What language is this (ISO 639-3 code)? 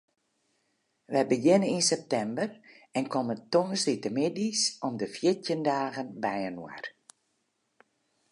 fry